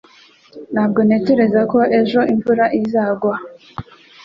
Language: Kinyarwanda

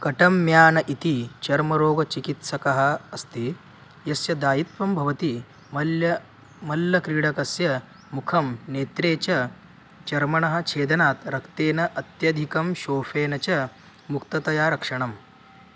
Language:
Sanskrit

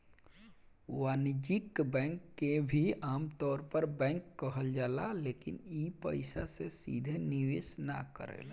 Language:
Bhojpuri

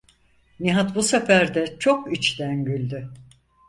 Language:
Turkish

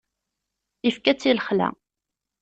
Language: Kabyle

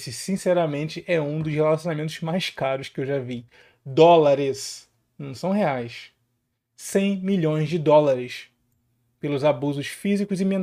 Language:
Portuguese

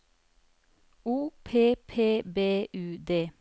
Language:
Norwegian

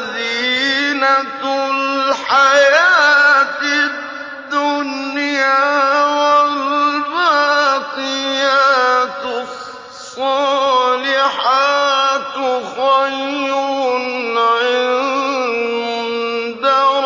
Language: Arabic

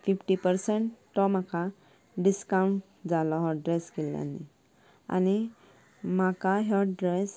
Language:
Konkani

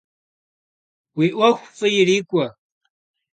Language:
Kabardian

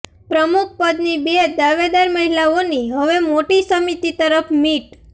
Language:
Gujarati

